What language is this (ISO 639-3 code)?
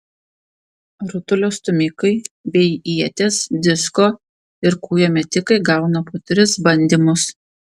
lit